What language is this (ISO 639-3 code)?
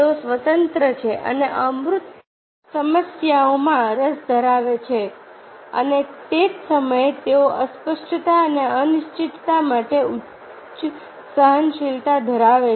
guj